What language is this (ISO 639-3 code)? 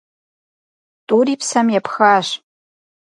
kbd